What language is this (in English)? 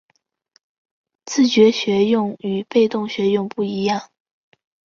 Chinese